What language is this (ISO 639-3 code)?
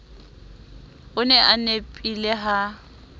sot